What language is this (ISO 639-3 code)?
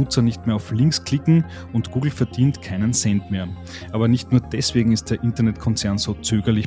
deu